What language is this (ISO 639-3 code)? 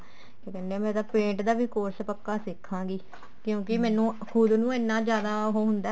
pan